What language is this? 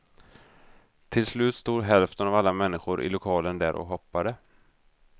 Swedish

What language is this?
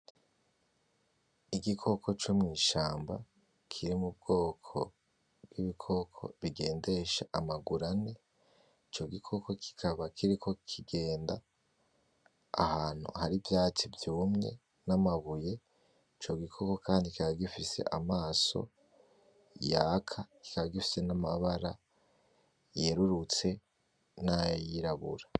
Rundi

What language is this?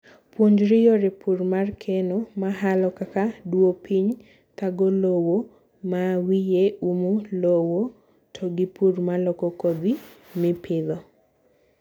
Luo (Kenya and Tanzania)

